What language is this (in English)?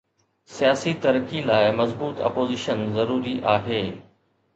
Sindhi